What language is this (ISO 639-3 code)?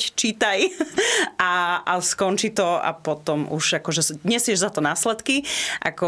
slk